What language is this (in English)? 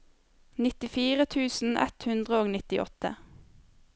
Norwegian